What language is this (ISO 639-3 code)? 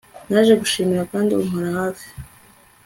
kin